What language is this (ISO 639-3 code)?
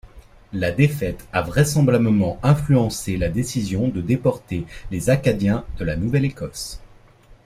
fra